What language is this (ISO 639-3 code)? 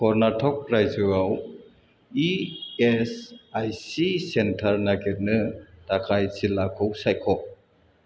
brx